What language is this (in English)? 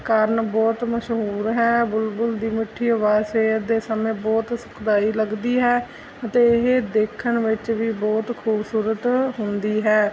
Punjabi